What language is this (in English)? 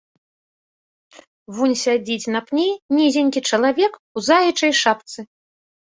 Belarusian